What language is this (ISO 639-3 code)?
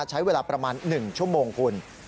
tha